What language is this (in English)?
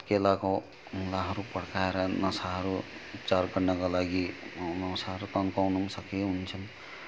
Nepali